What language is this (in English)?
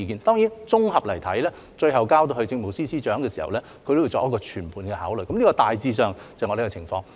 Cantonese